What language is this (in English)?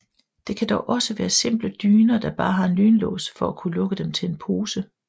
Danish